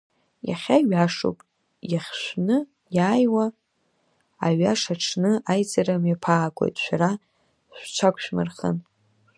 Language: Abkhazian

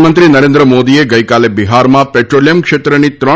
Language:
Gujarati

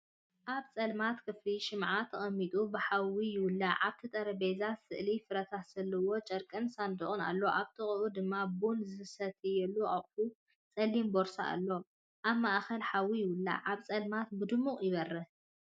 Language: Tigrinya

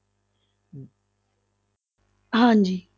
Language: Punjabi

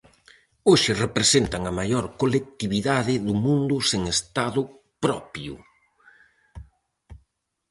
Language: Galician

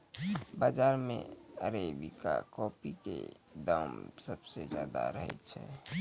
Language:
Maithili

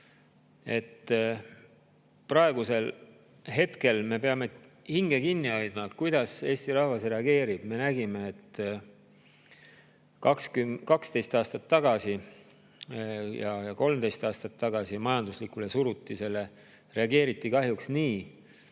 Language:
Estonian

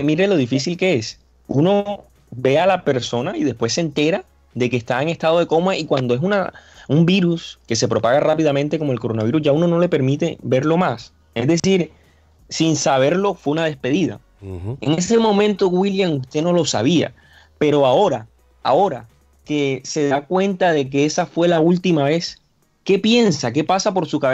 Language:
Spanish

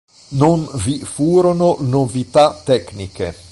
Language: Italian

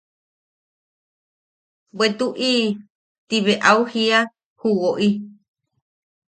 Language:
Yaqui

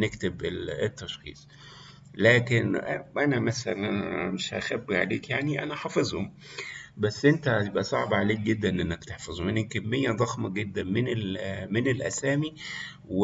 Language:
Arabic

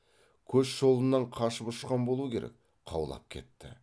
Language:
Kazakh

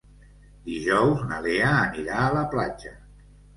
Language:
Catalan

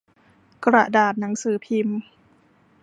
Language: Thai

